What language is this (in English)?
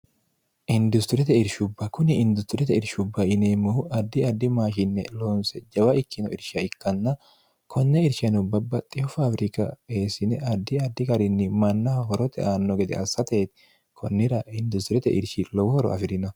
Sidamo